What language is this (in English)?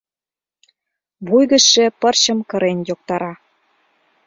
Mari